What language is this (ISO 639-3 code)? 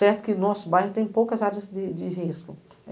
por